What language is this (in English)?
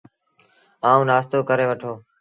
Sindhi Bhil